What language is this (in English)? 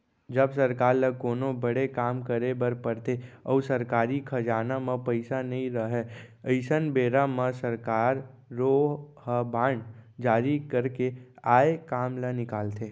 Chhattisgarhi